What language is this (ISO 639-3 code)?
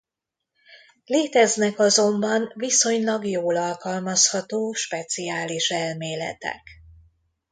hun